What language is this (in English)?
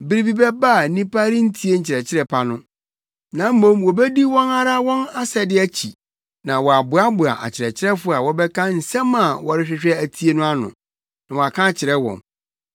Akan